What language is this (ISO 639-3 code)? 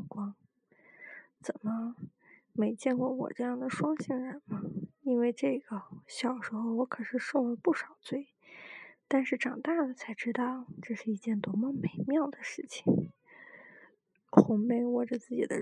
zho